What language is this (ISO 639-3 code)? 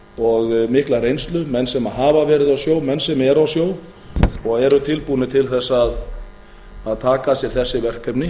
isl